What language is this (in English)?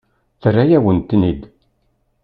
Kabyle